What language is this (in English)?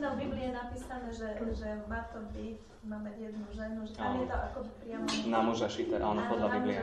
Slovak